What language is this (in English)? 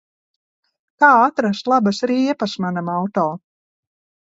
Latvian